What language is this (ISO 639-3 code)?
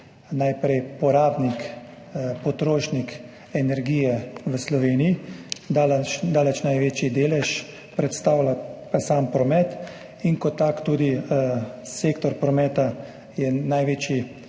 slv